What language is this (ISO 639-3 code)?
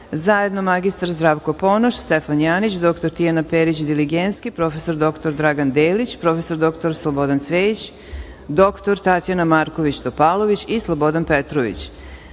srp